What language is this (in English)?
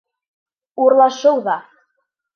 Bashkir